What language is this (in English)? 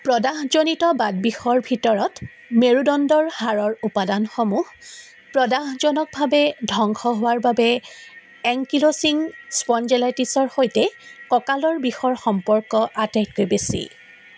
Assamese